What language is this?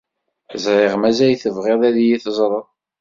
Kabyle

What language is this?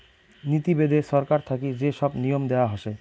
Bangla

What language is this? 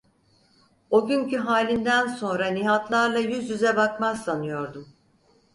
Turkish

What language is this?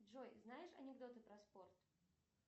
Russian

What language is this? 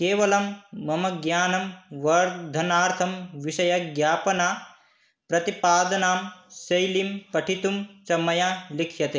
Sanskrit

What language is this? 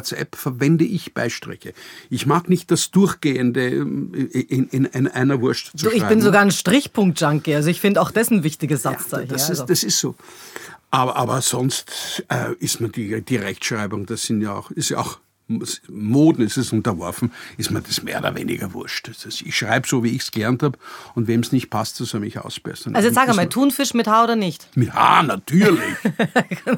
German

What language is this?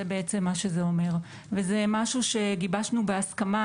Hebrew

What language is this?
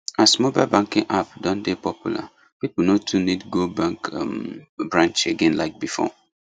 Nigerian Pidgin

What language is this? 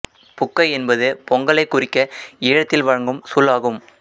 Tamil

